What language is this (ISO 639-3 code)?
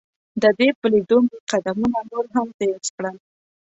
pus